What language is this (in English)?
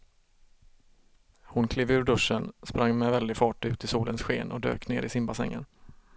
Swedish